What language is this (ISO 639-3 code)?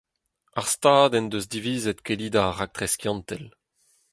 bre